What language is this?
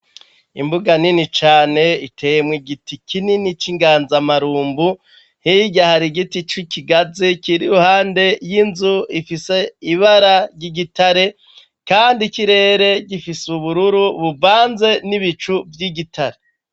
Rundi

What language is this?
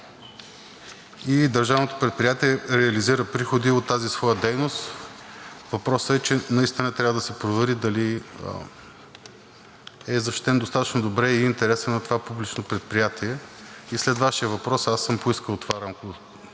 Bulgarian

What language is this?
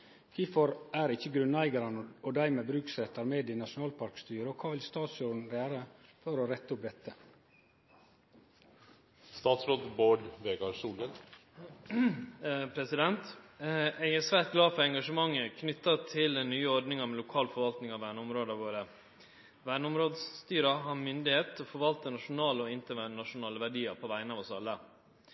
Norwegian Nynorsk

